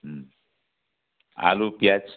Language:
Nepali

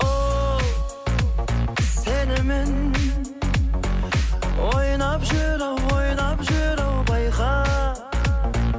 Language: Kazakh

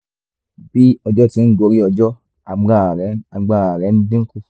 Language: Yoruba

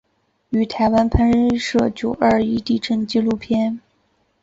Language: Chinese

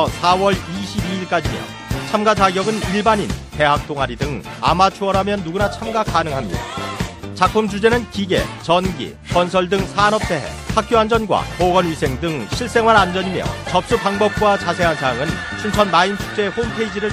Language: Korean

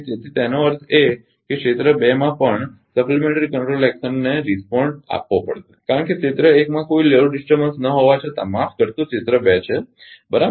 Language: Gujarati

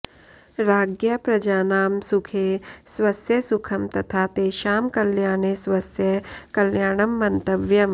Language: Sanskrit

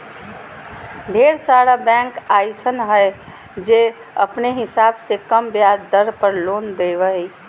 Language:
Magahi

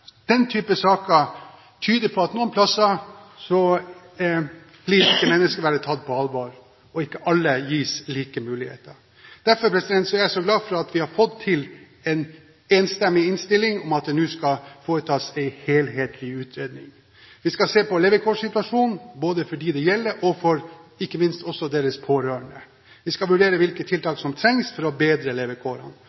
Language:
Norwegian Bokmål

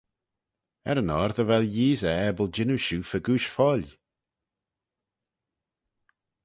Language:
Manx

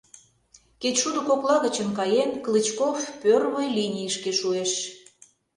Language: Mari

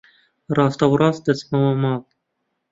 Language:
Central Kurdish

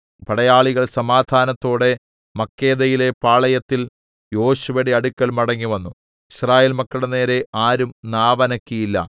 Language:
Malayalam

